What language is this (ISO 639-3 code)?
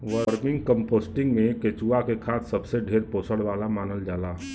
bho